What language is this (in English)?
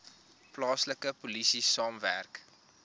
Afrikaans